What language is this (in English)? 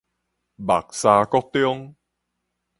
Min Nan Chinese